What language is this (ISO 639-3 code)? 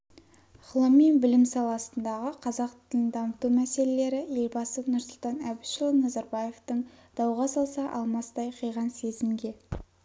kaz